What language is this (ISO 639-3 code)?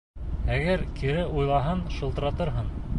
bak